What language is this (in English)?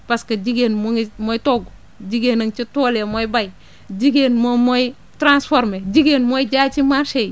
Wolof